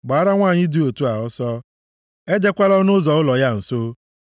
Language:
Igbo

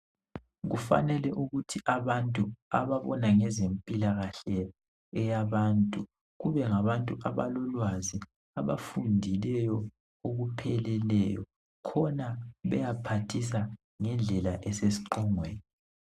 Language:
North Ndebele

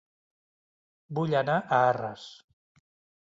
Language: Catalan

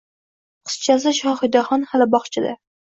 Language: Uzbek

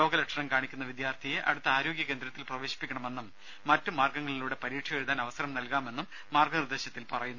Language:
Malayalam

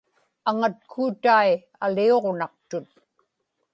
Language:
Inupiaq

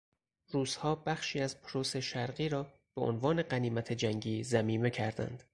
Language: Persian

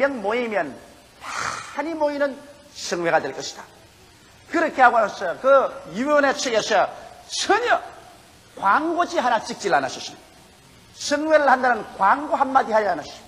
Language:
Korean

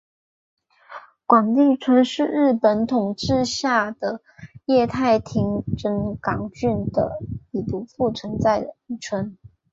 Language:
Chinese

